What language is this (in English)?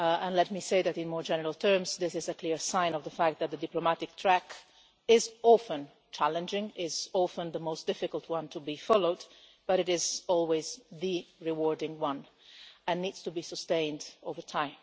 English